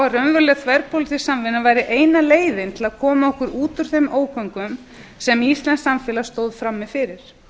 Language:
Icelandic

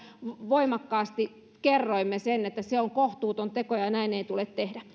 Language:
Finnish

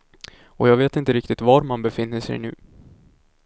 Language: Swedish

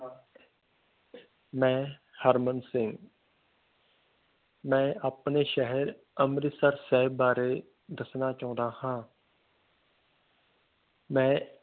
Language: Punjabi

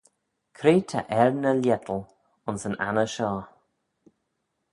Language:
Manx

